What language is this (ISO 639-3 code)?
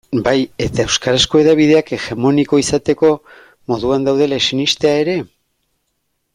eus